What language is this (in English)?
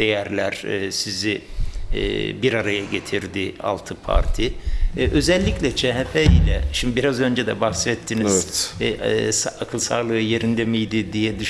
Turkish